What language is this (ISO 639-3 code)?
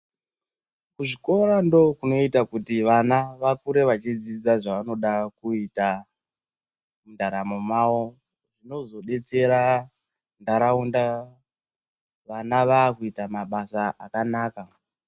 ndc